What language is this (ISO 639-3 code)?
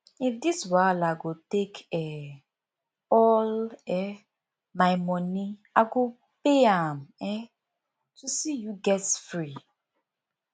pcm